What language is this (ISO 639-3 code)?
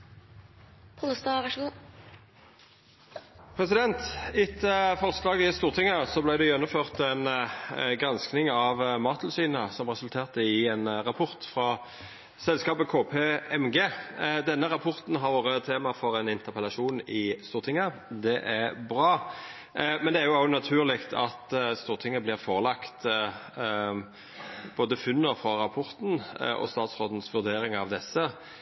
nno